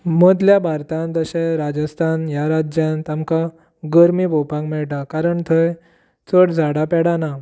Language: Konkani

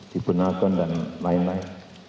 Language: Indonesian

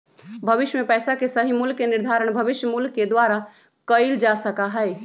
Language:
Magahi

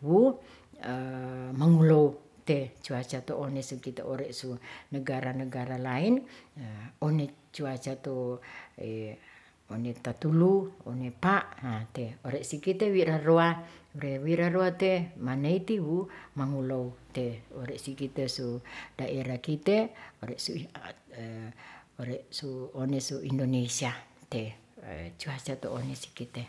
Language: Ratahan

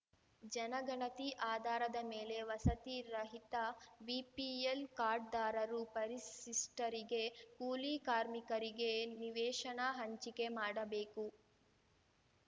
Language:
Kannada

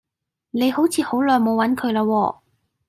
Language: Cantonese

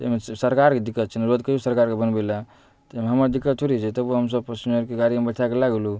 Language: Maithili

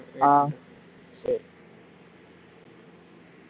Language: Tamil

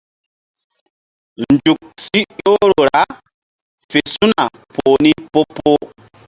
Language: Mbum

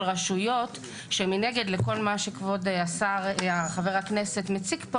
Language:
Hebrew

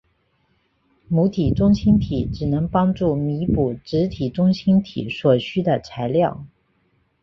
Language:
Chinese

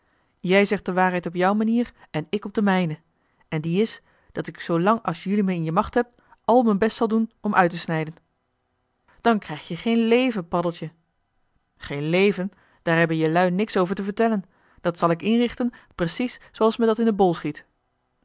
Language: Dutch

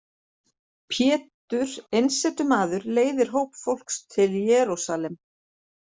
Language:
Icelandic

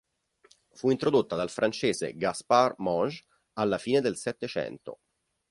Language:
Italian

